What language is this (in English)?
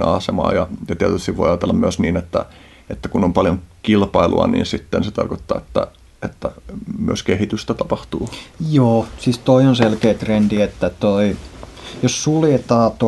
Finnish